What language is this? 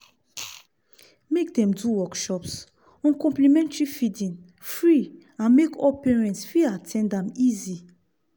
Nigerian Pidgin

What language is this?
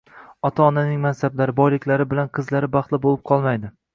Uzbek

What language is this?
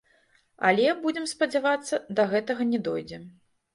Belarusian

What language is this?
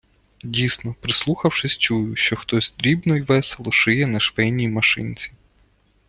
Ukrainian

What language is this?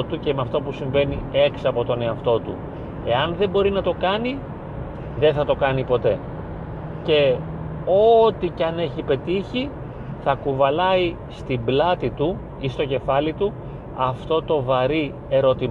Greek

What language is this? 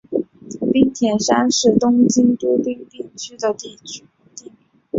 Chinese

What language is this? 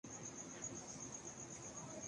Urdu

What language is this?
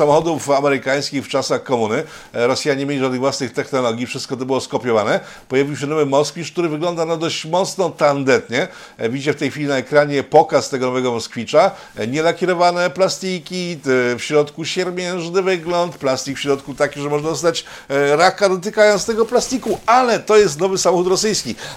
Polish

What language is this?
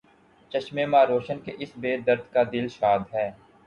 Urdu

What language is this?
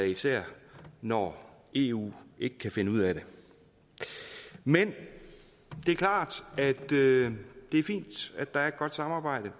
Danish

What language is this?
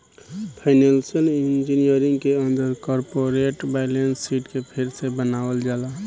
Bhojpuri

